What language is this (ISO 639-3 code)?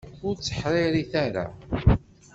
kab